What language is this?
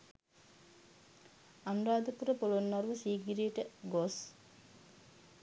Sinhala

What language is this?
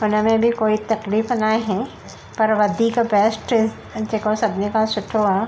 Sindhi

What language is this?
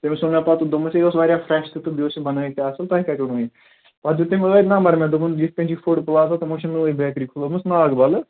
Kashmiri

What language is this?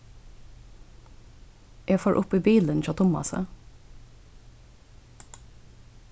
Faroese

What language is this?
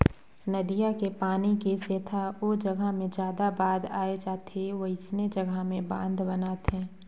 Chhattisgarhi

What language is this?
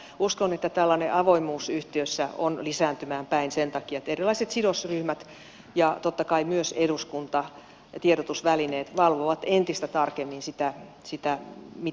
Finnish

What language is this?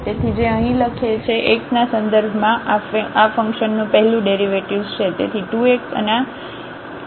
Gujarati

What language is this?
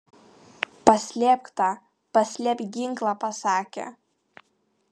Lithuanian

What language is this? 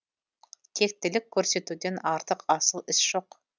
Kazakh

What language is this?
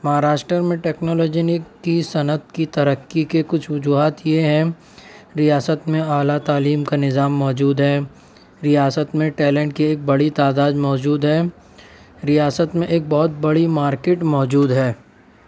Urdu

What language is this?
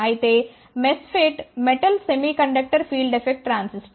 Telugu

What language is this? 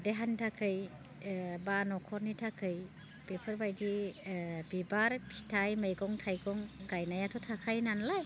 Bodo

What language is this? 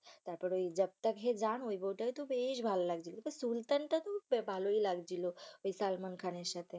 Bangla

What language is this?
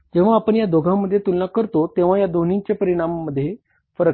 Marathi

